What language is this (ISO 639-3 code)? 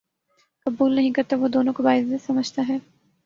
urd